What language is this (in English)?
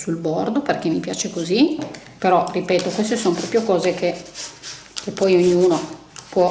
Italian